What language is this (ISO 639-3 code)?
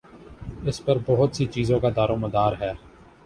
urd